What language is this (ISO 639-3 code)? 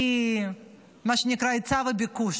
heb